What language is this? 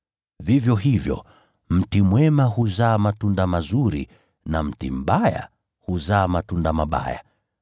Swahili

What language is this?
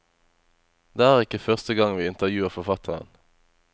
Norwegian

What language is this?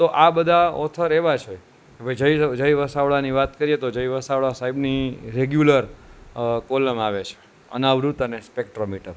Gujarati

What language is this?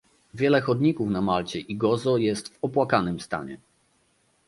Polish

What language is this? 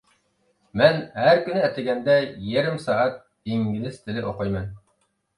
Uyghur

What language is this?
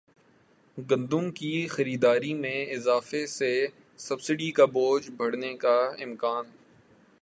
Urdu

